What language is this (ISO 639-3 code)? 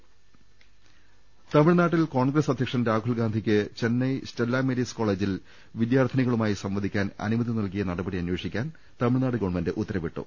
mal